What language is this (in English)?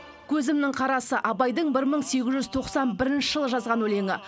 Kazakh